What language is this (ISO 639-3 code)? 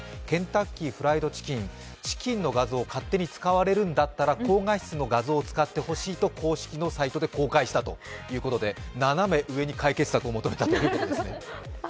jpn